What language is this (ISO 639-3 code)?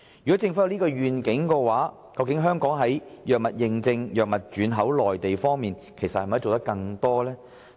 yue